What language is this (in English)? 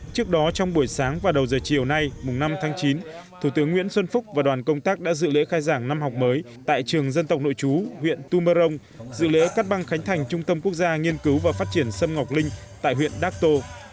Vietnamese